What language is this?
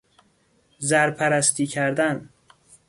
Persian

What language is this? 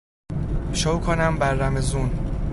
Persian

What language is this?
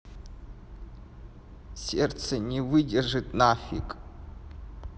Russian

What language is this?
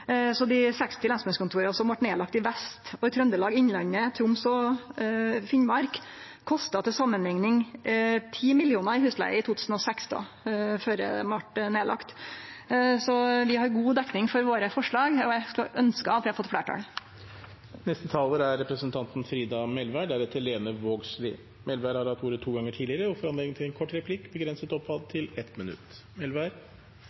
Norwegian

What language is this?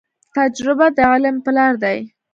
Pashto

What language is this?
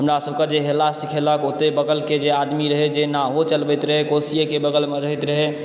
Maithili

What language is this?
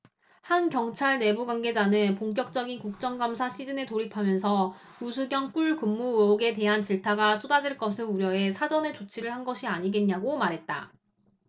Korean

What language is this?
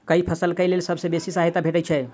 Maithili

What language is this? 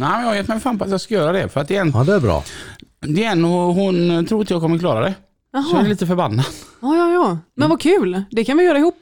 Swedish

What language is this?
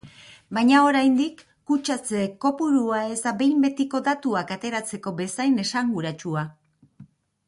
Basque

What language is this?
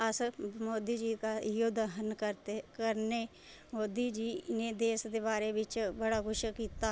Dogri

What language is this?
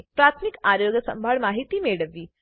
Gujarati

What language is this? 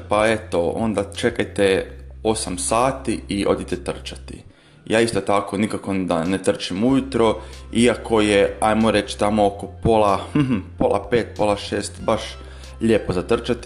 Croatian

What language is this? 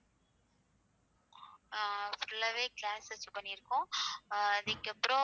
Tamil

